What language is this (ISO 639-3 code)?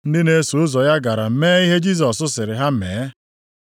ibo